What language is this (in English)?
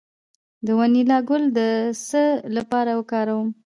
Pashto